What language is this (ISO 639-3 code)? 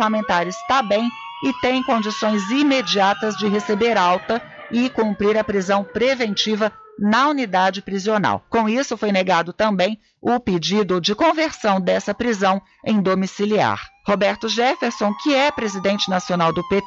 por